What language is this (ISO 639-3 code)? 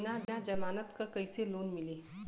bho